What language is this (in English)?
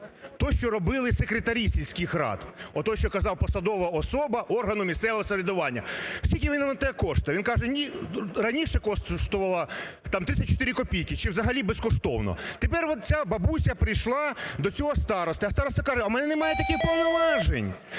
Ukrainian